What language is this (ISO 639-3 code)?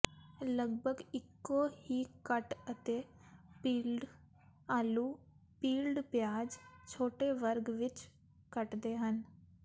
pan